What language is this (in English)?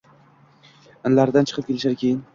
Uzbek